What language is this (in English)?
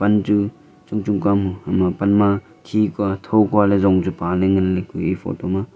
Wancho Naga